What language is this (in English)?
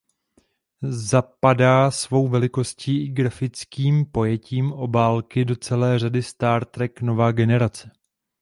Czech